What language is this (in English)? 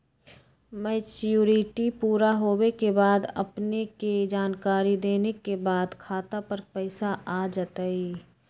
Magahi